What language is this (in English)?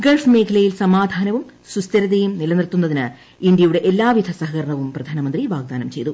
Malayalam